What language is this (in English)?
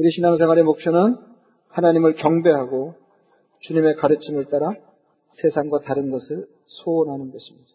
Korean